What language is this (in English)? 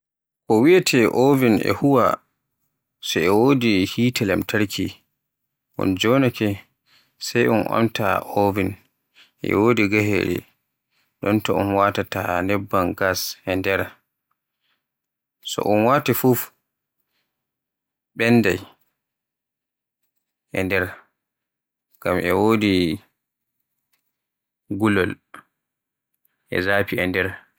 Borgu Fulfulde